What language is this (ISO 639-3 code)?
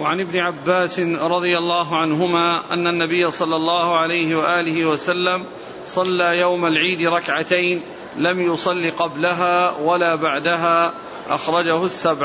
ara